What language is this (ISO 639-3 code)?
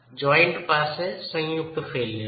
guj